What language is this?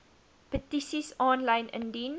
Afrikaans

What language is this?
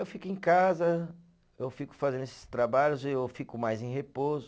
Portuguese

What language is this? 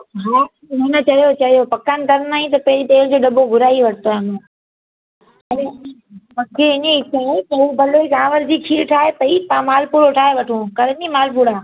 Sindhi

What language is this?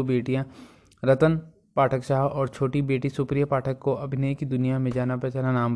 Hindi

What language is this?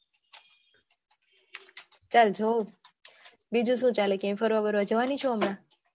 Gujarati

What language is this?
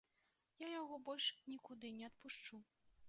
Belarusian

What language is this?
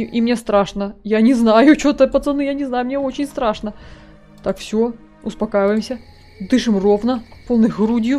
Russian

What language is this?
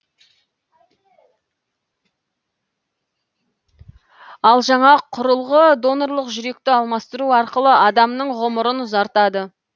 Kazakh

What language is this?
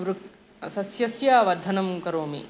Sanskrit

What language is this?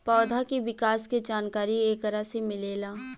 Bhojpuri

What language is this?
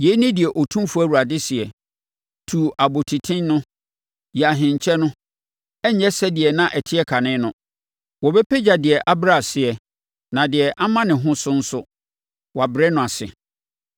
Akan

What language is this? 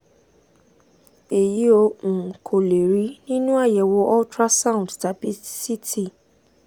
Yoruba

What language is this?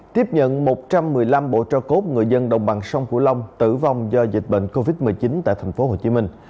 Vietnamese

